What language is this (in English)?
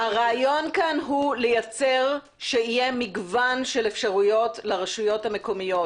Hebrew